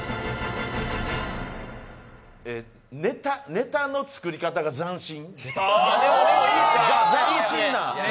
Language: Japanese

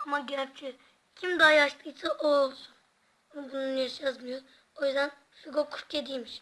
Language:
Turkish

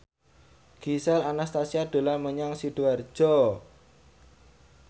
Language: Javanese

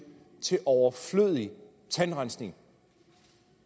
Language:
Danish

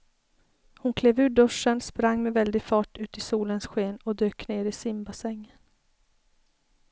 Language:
Swedish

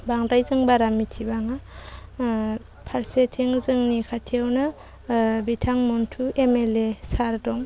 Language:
Bodo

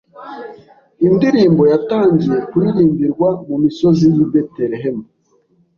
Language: Kinyarwanda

